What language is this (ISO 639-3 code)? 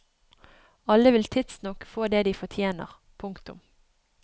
nor